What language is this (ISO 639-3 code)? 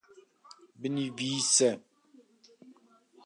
kur